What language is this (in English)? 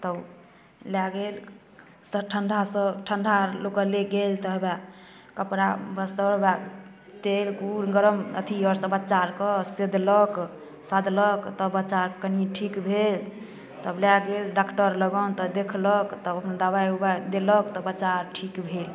Maithili